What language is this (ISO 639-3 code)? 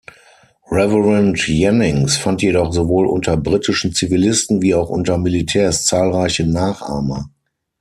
deu